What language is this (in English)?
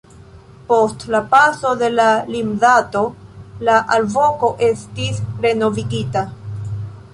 Esperanto